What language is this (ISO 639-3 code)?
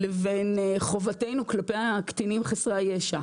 heb